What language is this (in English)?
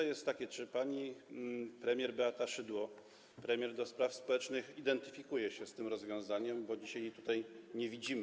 Polish